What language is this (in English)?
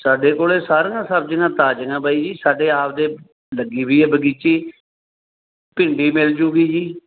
Punjabi